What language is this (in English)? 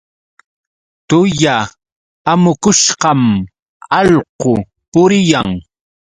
Yauyos Quechua